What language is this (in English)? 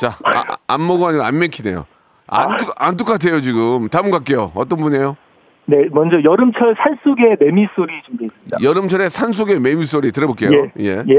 Korean